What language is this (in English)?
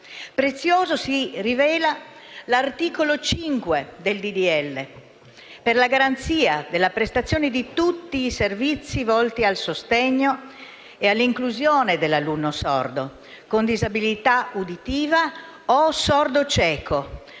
Italian